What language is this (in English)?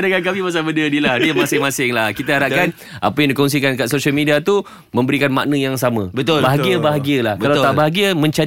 Malay